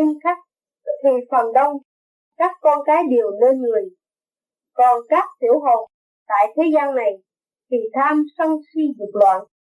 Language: Vietnamese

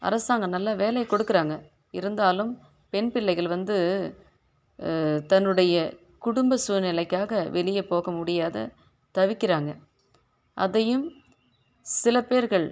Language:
Tamil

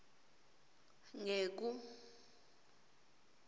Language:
Swati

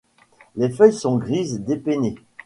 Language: French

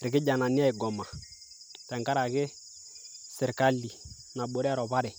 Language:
Masai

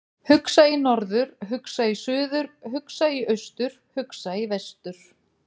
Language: Icelandic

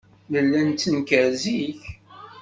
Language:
Kabyle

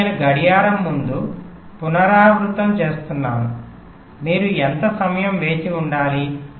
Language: Telugu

